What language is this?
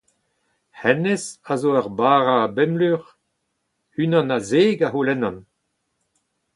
Breton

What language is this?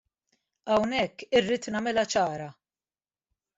Maltese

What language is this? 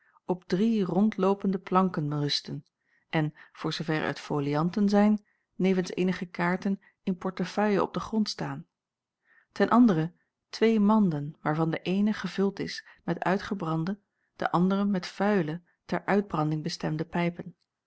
Dutch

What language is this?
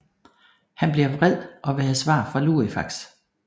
Danish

